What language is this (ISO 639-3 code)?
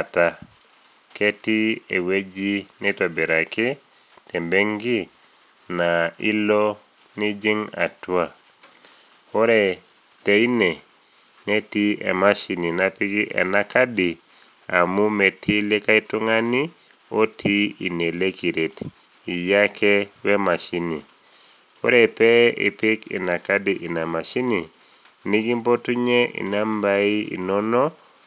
mas